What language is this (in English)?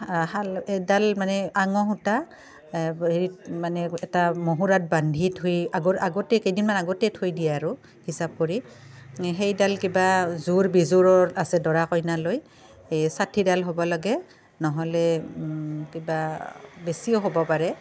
Assamese